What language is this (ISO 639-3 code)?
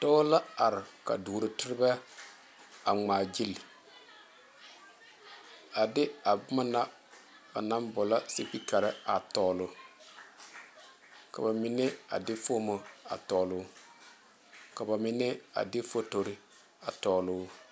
dga